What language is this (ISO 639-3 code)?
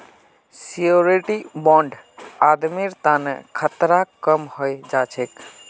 mag